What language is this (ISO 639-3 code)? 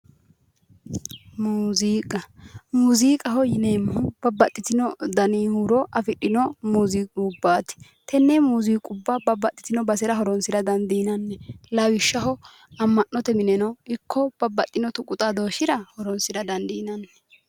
sid